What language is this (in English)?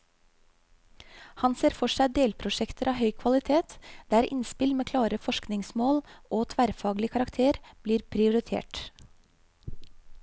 Norwegian